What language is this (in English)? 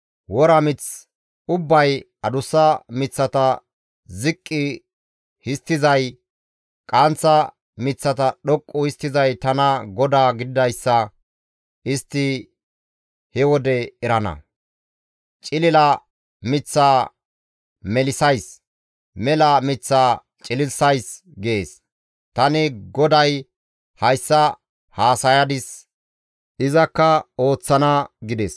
Gamo